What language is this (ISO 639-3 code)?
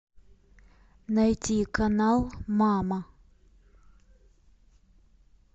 rus